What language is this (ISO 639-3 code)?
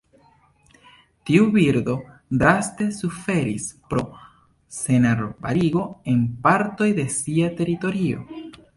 epo